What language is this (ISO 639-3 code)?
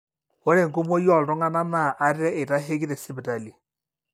mas